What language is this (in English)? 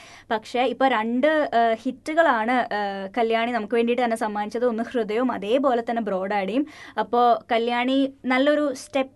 Malayalam